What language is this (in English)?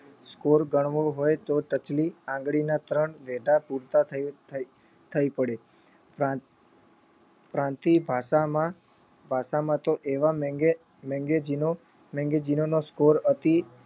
Gujarati